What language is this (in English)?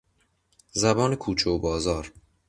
Persian